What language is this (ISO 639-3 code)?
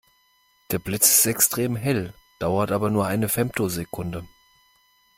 deu